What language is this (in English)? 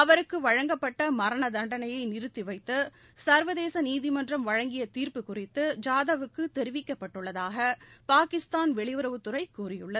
Tamil